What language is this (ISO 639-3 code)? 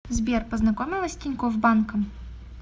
rus